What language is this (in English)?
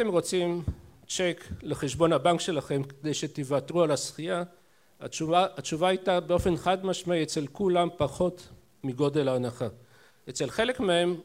Hebrew